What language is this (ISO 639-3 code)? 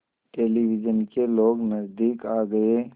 hin